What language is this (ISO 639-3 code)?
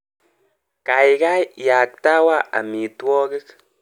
kln